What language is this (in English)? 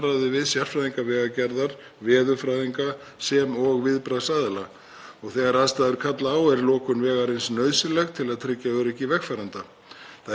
Icelandic